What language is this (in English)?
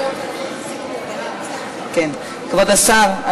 Hebrew